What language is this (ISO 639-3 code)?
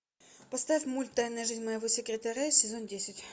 rus